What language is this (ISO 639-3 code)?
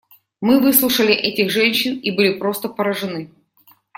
rus